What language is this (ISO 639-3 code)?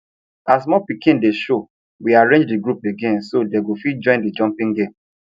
pcm